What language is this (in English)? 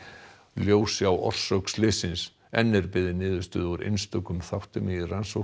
Icelandic